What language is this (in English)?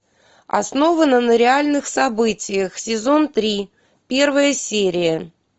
Russian